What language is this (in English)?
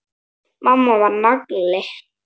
Icelandic